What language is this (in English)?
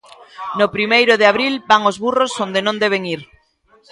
Galician